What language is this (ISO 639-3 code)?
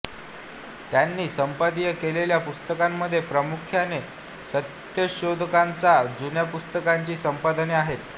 mar